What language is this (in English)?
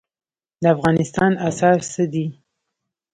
Pashto